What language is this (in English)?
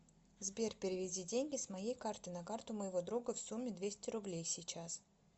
Russian